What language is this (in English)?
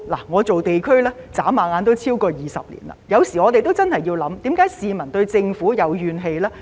Cantonese